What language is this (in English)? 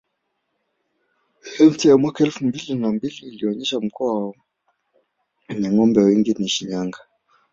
Swahili